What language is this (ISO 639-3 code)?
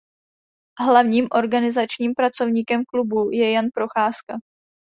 ces